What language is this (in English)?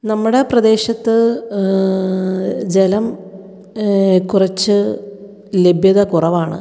Malayalam